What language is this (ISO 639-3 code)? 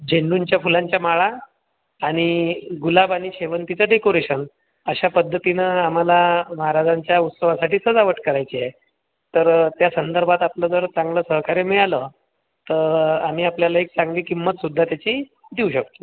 mar